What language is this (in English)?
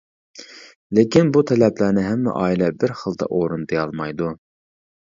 Uyghur